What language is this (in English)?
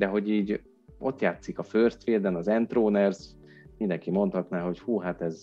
Hungarian